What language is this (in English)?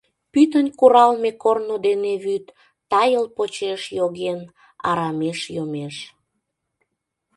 Mari